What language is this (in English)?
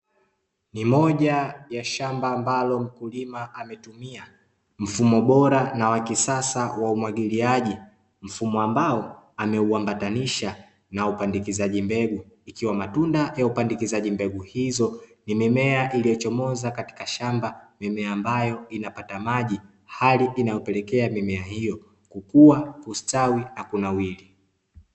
Swahili